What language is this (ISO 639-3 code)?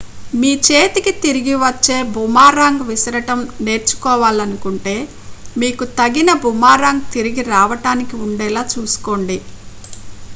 tel